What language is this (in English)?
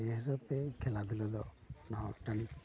Santali